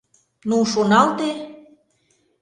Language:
Mari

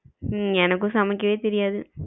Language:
Tamil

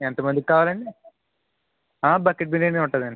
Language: Telugu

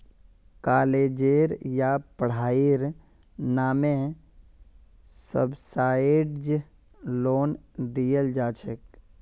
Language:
Magahi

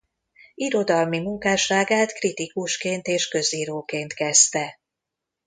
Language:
Hungarian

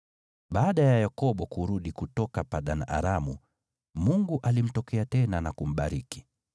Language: Swahili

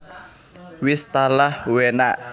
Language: Javanese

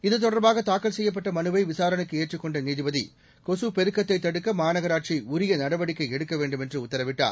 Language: Tamil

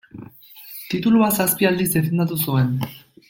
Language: Basque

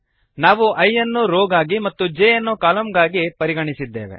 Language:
Kannada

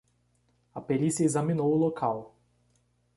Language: Portuguese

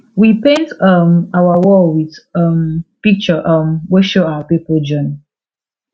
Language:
Nigerian Pidgin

